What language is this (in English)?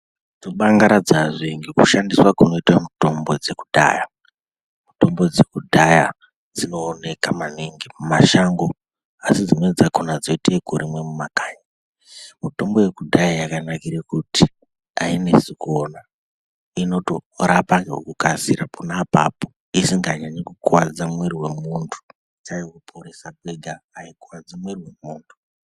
Ndau